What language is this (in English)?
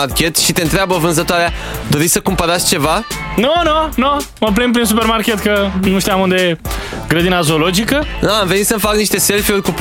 Romanian